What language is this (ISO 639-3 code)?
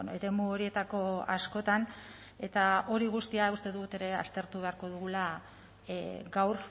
eus